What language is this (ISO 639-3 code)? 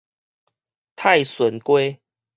nan